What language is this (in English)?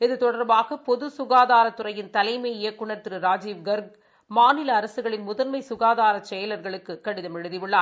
Tamil